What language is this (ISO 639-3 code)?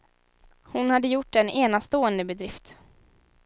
swe